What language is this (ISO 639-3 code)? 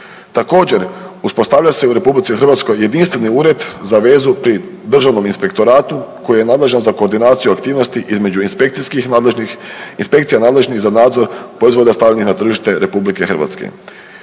hrv